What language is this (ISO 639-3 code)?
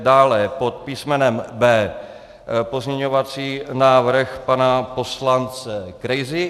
ces